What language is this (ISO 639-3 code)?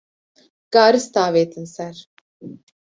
kur